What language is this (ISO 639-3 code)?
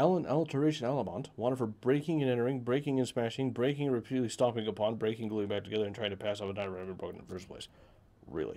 eng